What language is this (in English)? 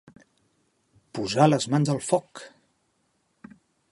Catalan